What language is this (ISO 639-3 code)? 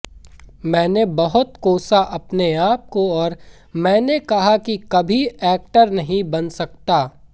hin